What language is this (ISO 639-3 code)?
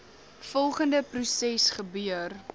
afr